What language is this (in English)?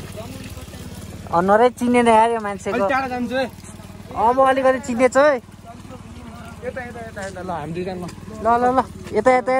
Indonesian